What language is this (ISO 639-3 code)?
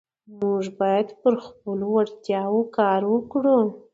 pus